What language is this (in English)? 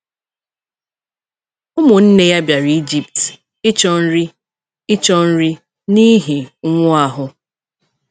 Igbo